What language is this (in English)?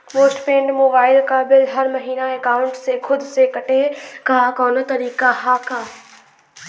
Bhojpuri